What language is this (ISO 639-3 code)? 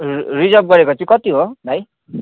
nep